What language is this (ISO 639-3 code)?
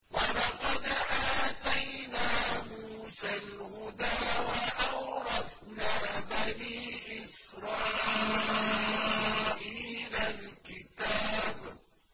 ara